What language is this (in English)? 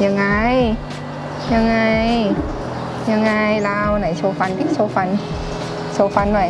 Thai